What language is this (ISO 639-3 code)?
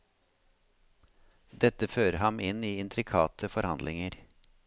nor